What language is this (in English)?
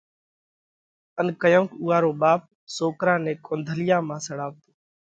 Parkari Koli